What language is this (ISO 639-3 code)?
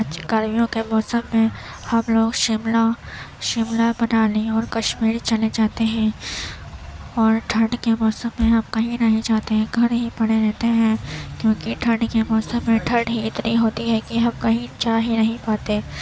urd